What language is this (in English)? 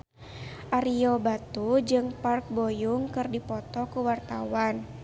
Sundanese